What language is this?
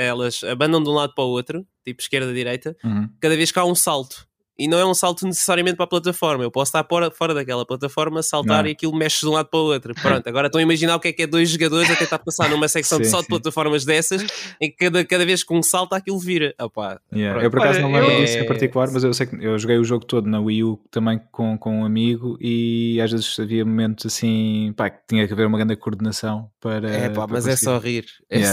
Portuguese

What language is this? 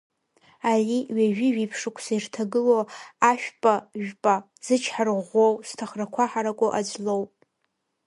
Abkhazian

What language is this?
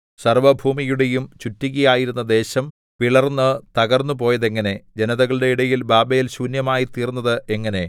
Malayalam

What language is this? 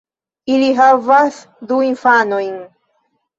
Esperanto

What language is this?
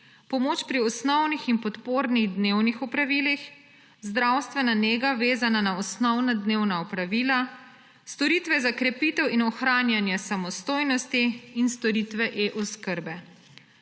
Slovenian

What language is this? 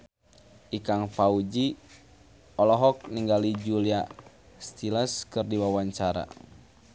Sundanese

